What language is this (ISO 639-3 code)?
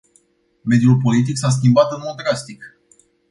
ron